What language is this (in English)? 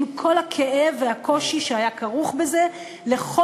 Hebrew